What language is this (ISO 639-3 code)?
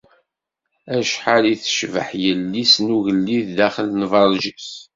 kab